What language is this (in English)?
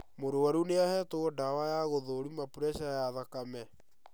Kikuyu